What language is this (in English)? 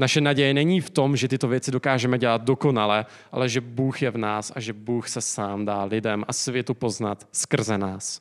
Czech